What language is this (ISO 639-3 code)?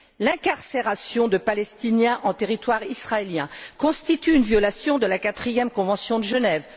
fra